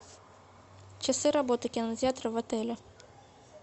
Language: Russian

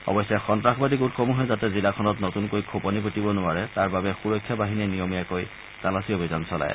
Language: Assamese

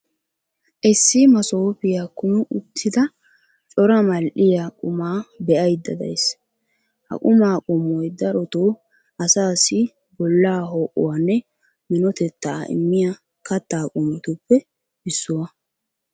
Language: Wolaytta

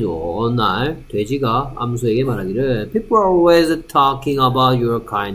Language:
Korean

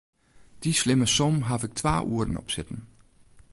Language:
Western Frisian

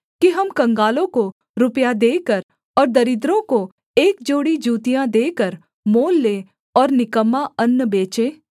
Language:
Hindi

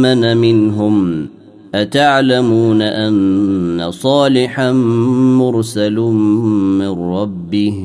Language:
Arabic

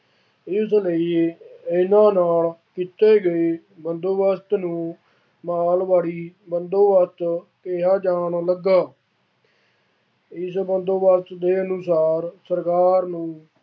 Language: Punjabi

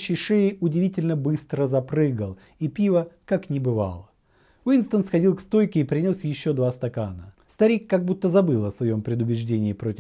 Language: Russian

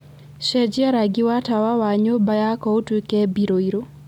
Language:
Kikuyu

